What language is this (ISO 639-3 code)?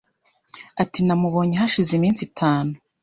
kin